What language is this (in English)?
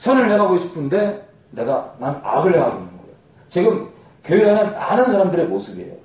Korean